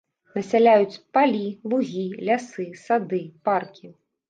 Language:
Belarusian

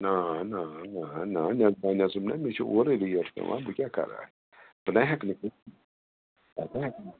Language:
Kashmiri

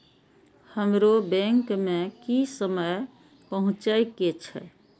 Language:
Maithili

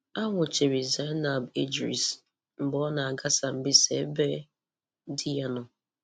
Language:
Igbo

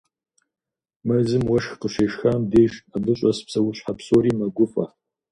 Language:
Kabardian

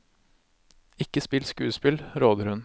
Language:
Norwegian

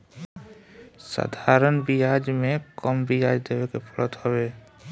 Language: Bhojpuri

